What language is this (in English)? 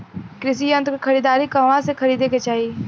Bhojpuri